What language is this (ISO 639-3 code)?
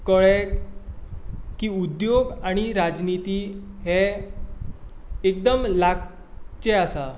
kok